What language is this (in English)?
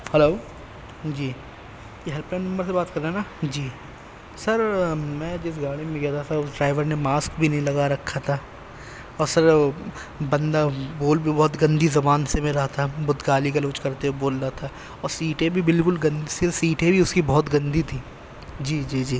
Urdu